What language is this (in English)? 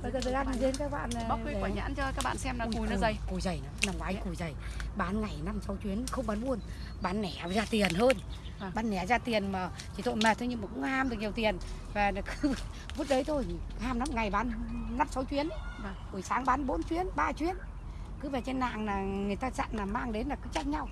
Vietnamese